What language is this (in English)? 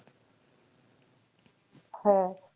Bangla